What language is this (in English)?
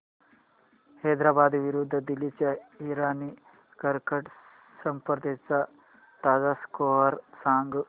Marathi